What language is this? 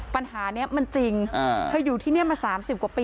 Thai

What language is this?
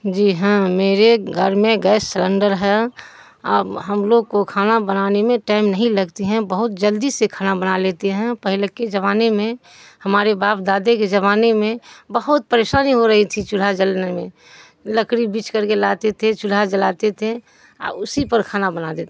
Urdu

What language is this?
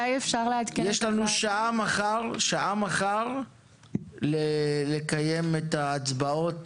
Hebrew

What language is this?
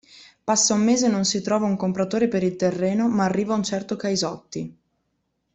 Italian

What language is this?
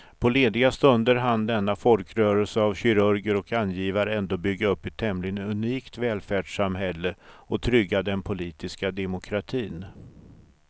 Swedish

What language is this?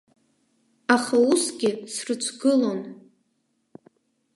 Abkhazian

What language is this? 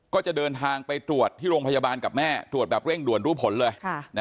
Thai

